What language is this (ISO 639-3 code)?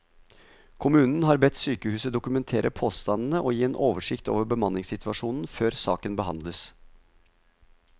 nor